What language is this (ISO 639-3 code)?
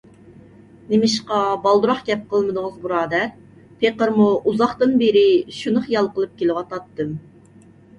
uig